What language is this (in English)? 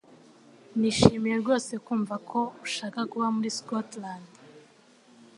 Kinyarwanda